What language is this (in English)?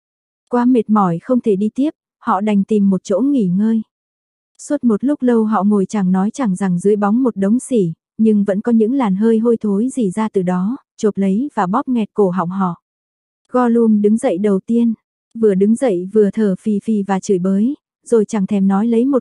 Vietnamese